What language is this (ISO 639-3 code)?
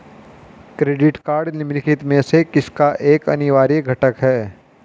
hin